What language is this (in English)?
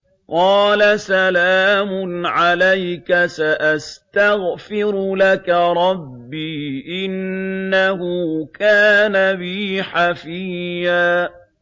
Arabic